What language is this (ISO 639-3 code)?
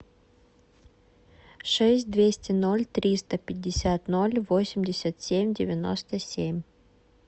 rus